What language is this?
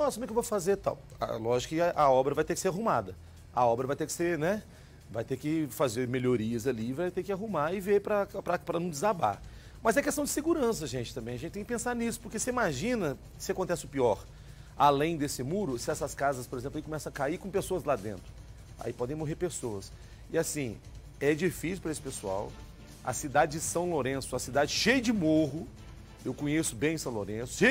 Portuguese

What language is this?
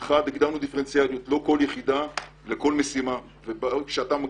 Hebrew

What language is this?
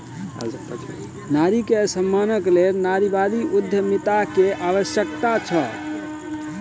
Maithili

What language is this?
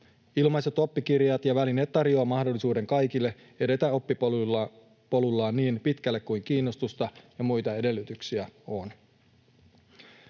Finnish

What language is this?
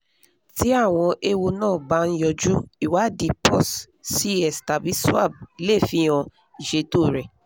Yoruba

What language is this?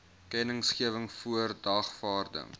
Afrikaans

